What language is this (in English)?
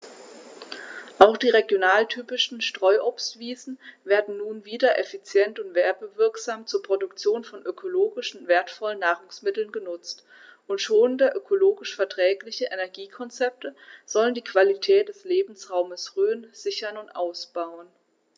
German